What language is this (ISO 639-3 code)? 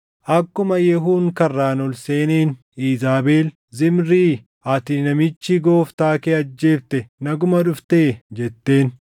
orm